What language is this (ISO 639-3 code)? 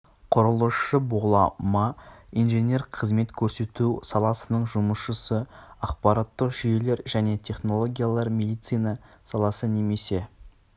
kaz